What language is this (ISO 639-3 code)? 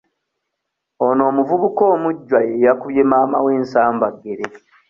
lug